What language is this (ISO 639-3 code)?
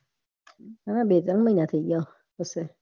guj